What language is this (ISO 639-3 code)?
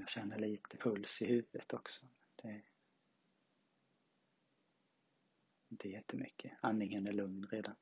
swe